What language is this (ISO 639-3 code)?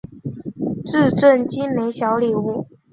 zho